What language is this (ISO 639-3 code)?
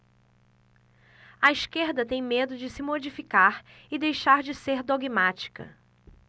por